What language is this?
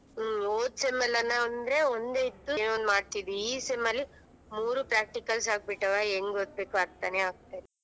Kannada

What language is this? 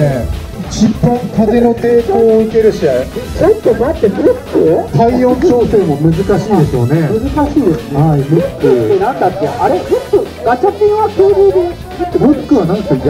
Japanese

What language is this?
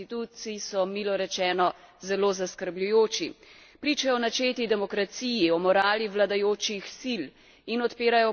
Slovenian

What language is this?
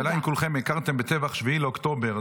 Hebrew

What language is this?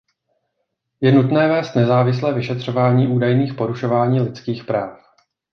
Czech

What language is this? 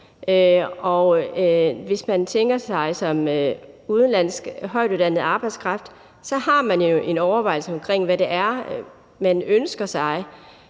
Danish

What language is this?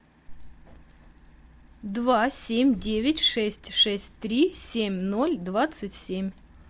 Russian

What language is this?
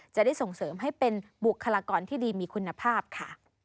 Thai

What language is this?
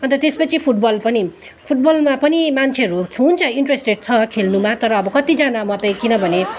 Nepali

